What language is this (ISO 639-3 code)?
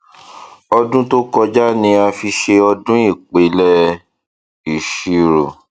yor